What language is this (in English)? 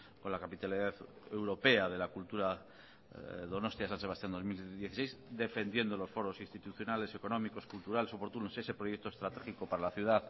Spanish